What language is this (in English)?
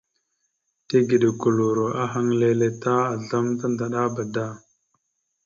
Mada (Cameroon)